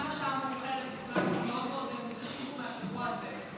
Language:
Hebrew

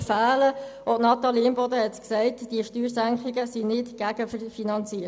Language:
Swiss German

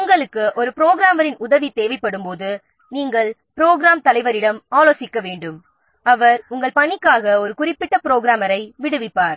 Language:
Tamil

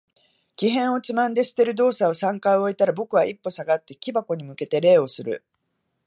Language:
Japanese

